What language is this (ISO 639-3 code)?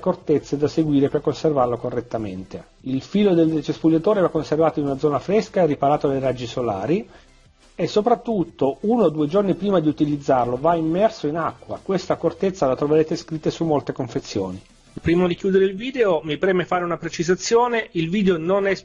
ita